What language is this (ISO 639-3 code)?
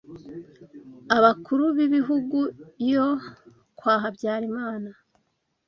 kin